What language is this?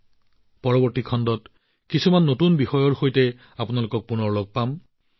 Assamese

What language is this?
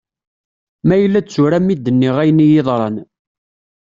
Kabyle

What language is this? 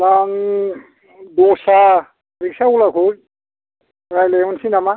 Bodo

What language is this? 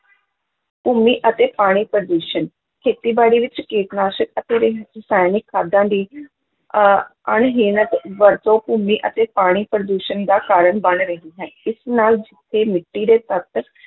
Punjabi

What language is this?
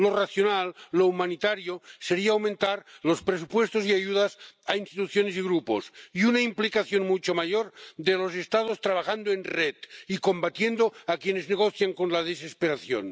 Spanish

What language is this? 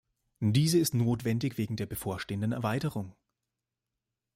German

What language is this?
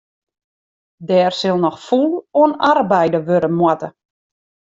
Western Frisian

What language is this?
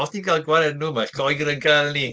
Welsh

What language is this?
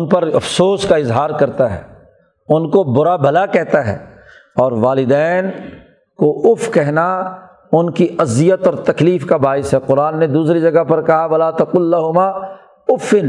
Urdu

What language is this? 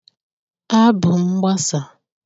Igbo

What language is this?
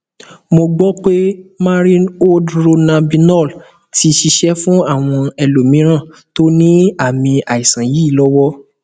Yoruba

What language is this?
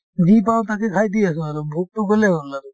Assamese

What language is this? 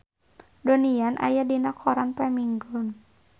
Sundanese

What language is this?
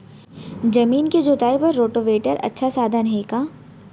Chhattisgarhi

